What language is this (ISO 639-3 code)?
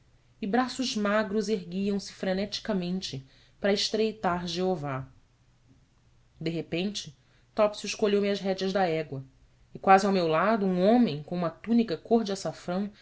por